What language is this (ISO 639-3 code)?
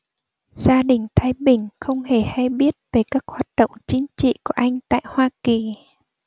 vie